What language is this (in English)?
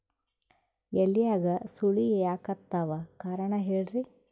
Kannada